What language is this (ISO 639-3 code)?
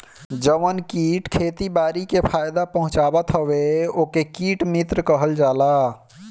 bho